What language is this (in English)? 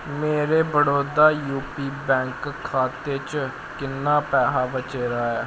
Dogri